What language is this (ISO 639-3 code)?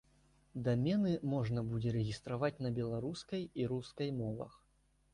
bel